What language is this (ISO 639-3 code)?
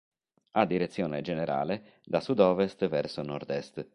ita